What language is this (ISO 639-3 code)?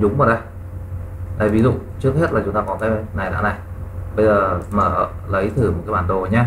vie